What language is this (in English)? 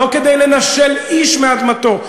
Hebrew